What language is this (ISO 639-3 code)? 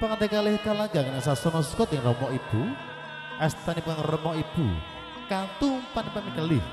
ind